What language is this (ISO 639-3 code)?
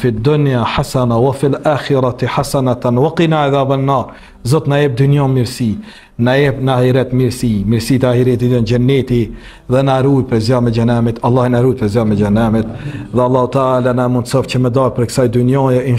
ara